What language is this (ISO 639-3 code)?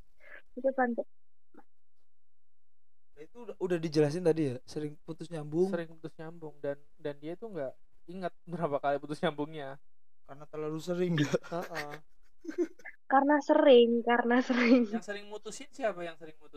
ind